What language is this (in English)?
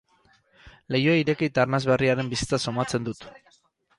Basque